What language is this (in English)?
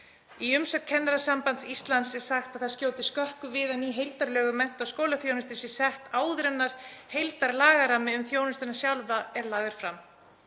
Icelandic